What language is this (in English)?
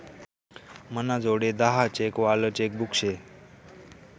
Marathi